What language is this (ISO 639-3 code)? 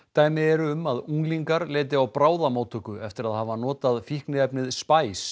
isl